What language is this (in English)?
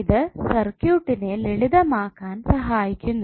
Malayalam